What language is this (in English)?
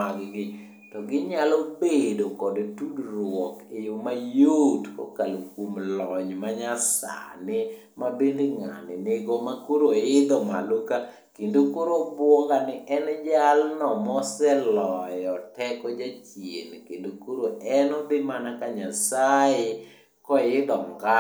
Luo (Kenya and Tanzania)